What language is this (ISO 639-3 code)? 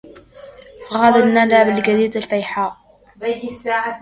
ara